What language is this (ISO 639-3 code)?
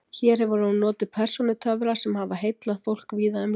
isl